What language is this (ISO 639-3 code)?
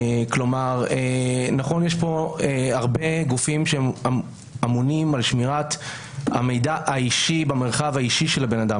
heb